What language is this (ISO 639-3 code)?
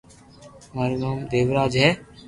lrk